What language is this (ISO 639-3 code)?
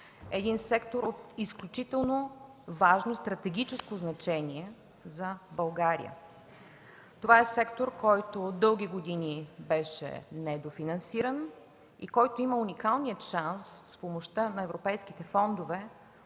bul